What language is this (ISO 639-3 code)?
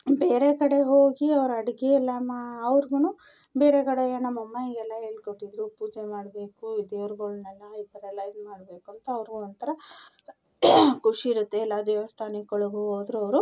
kan